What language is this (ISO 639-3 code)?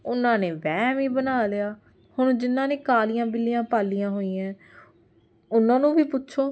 pan